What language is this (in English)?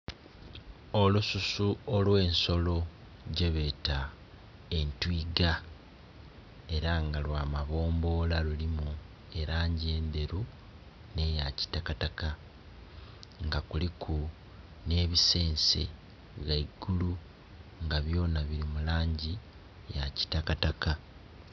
Soga